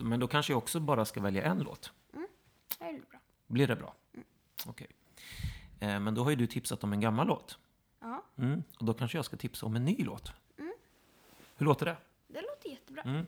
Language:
Swedish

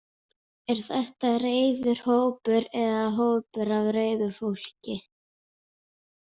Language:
Icelandic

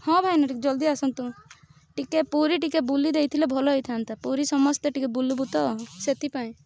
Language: Odia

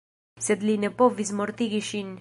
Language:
Esperanto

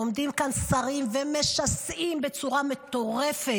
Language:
Hebrew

